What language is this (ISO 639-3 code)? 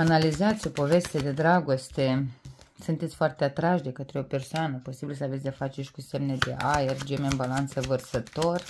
ron